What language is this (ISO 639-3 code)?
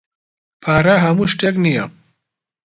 ckb